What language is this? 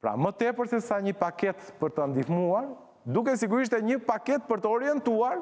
Romanian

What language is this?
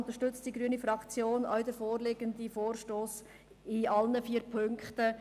Swiss German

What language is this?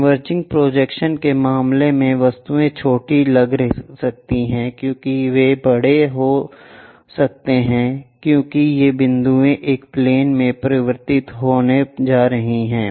Hindi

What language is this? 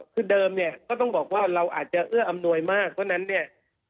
Thai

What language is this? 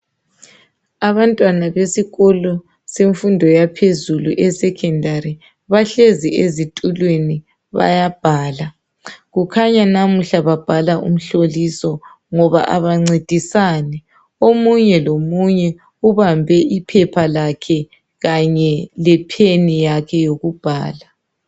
North Ndebele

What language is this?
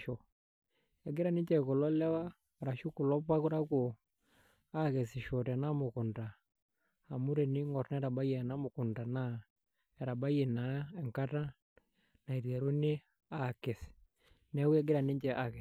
Masai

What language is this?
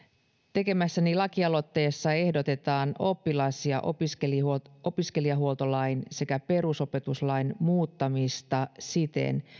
Finnish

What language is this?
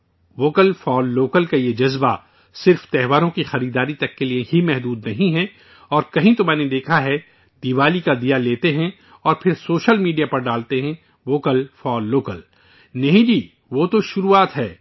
Urdu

